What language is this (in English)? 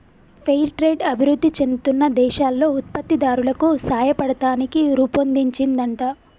Telugu